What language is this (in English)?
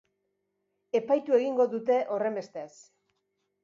Basque